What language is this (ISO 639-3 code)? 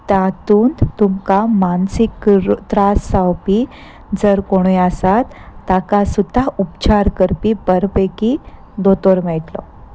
kok